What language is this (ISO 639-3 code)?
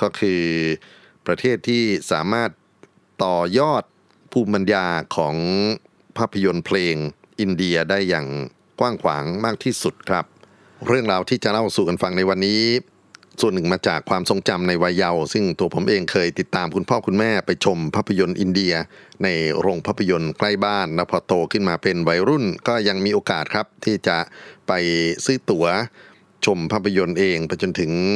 tha